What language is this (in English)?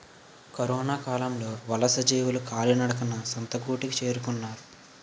Telugu